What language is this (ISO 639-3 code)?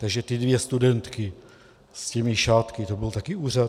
ces